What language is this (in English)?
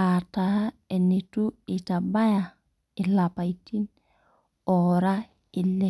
Masai